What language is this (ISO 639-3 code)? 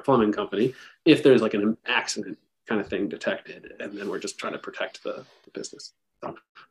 eng